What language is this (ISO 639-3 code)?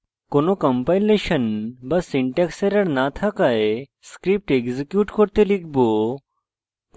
ben